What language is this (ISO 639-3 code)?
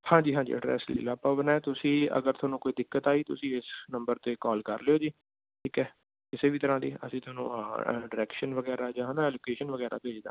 pan